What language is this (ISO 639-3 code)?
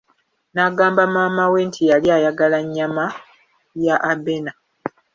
lug